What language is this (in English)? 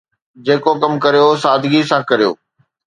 Sindhi